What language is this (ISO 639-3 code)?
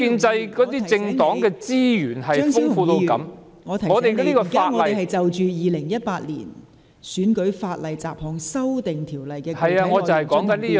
yue